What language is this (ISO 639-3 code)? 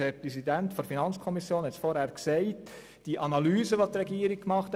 gsw